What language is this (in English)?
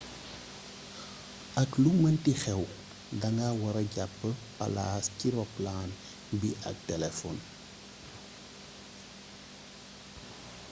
Wolof